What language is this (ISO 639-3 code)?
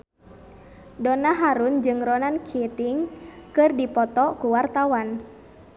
sun